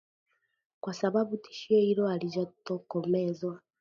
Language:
Swahili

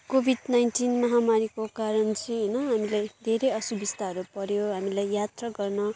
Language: Nepali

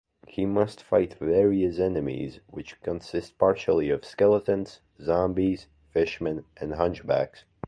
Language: English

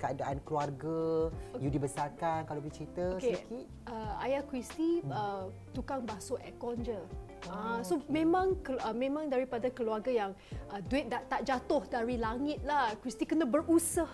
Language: Malay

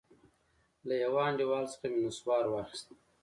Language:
Pashto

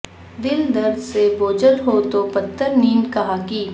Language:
Urdu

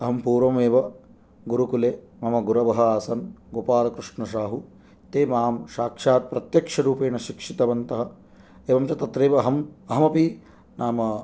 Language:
Sanskrit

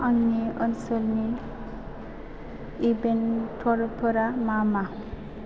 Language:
Bodo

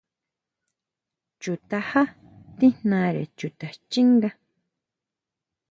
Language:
Huautla Mazatec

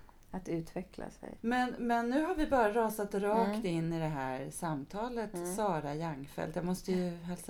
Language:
Swedish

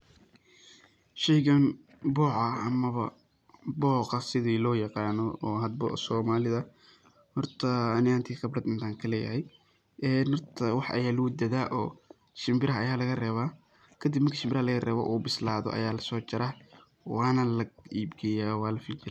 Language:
Somali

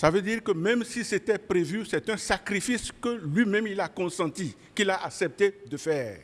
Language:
French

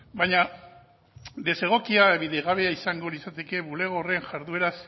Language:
Basque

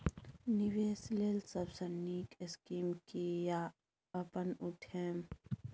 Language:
Maithili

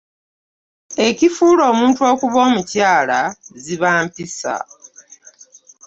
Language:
Ganda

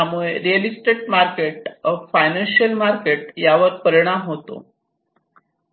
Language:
Marathi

